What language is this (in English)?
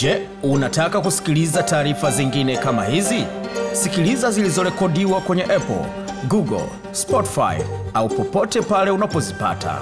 Swahili